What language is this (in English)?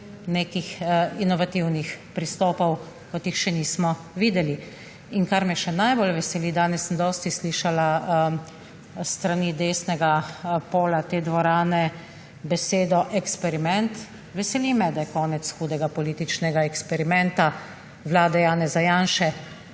Slovenian